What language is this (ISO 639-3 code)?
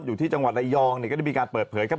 tha